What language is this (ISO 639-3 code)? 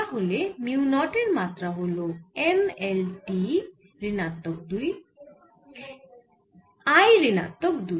ben